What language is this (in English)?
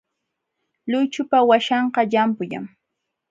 Jauja Wanca Quechua